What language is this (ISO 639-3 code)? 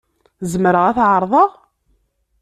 kab